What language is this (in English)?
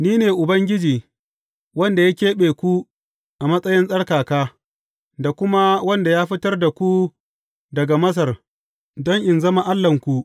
Hausa